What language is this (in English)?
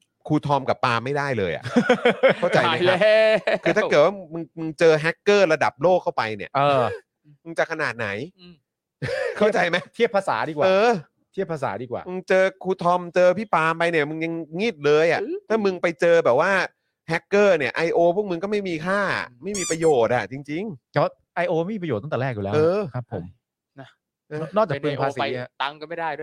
Thai